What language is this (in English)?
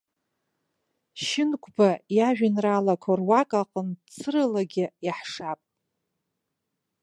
Abkhazian